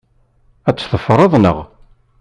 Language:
Kabyle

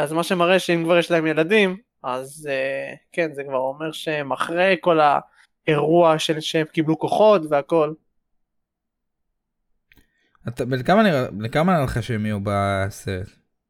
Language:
Hebrew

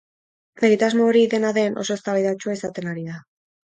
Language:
Basque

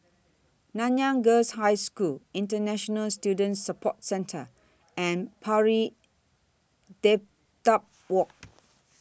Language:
English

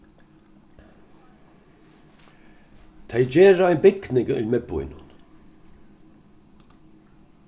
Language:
Faroese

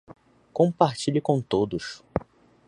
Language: Portuguese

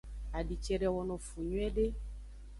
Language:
Aja (Benin)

